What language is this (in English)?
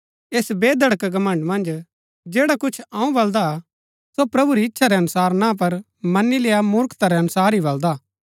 Gaddi